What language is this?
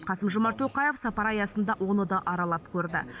Kazakh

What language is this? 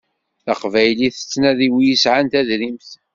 Kabyle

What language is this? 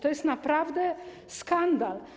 Polish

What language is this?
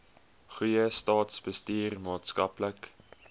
Afrikaans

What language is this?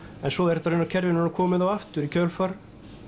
Icelandic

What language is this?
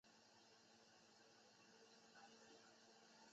Chinese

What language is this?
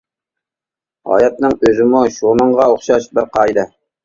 Uyghur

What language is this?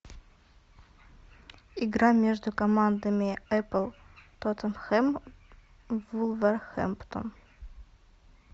Russian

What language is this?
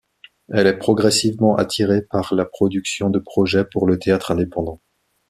French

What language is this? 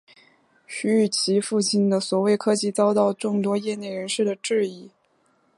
Chinese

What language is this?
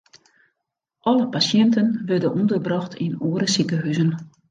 Western Frisian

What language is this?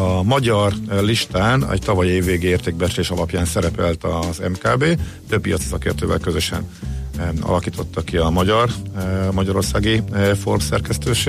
Hungarian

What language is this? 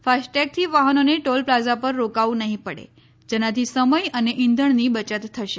Gujarati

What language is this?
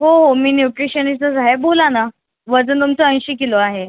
Marathi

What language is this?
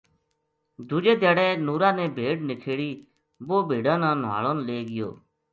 Gujari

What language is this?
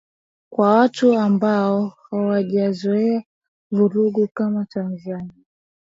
Swahili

